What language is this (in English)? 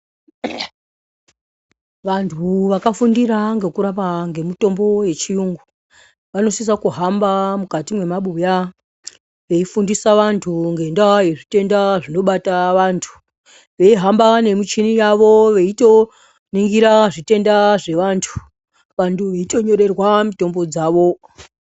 Ndau